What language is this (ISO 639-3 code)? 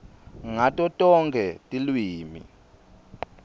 ssw